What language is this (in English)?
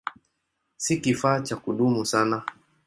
Swahili